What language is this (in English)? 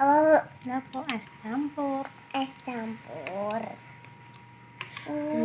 Indonesian